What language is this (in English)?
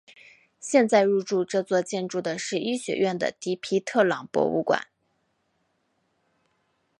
Chinese